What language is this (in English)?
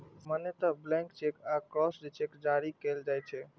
Maithili